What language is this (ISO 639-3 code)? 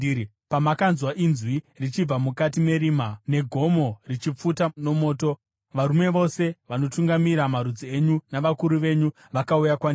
sna